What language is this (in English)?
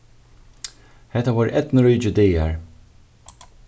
Faroese